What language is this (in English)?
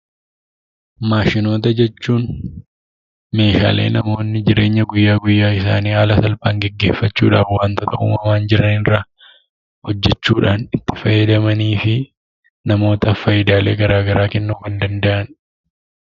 Oromo